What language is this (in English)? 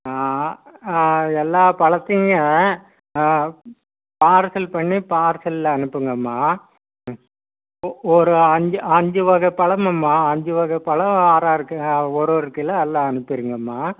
Tamil